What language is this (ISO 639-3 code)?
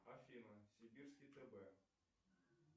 rus